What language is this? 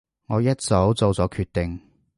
Cantonese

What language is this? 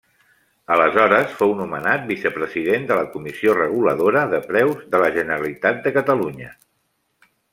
Catalan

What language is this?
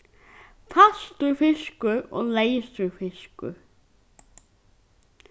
Faroese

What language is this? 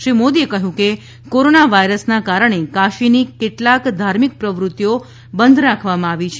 Gujarati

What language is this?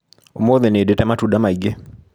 Kikuyu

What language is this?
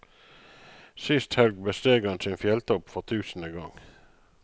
Norwegian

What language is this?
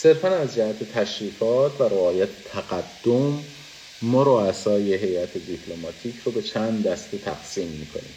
Persian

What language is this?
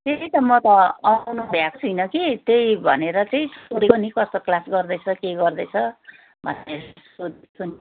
Nepali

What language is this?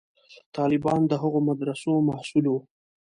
Pashto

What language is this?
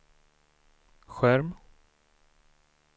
Swedish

